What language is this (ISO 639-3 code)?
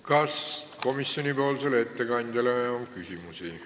est